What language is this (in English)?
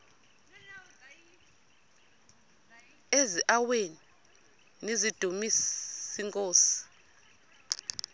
Xhosa